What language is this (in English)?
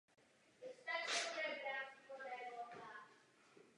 Czech